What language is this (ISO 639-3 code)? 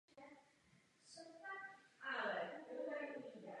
ces